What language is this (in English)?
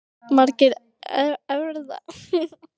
Icelandic